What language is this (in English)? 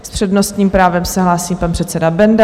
Czech